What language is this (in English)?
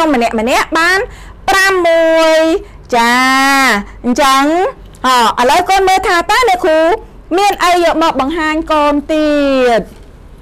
Thai